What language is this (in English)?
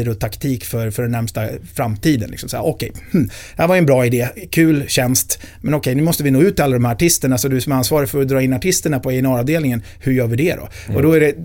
Swedish